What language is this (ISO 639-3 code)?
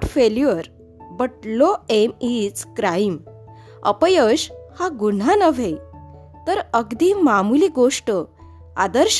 mar